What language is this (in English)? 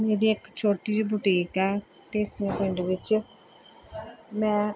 Punjabi